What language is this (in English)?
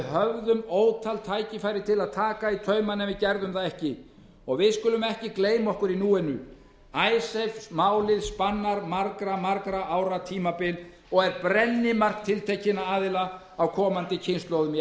Icelandic